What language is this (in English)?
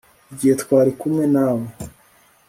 Kinyarwanda